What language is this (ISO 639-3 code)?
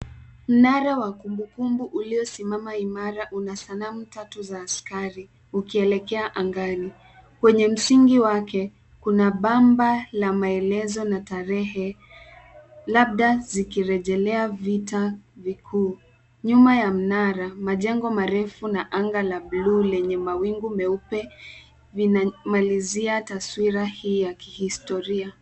swa